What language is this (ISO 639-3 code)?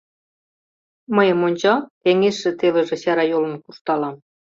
chm